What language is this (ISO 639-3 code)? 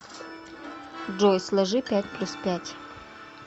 rus